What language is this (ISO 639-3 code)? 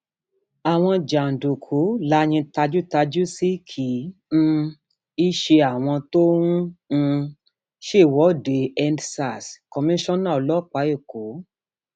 yor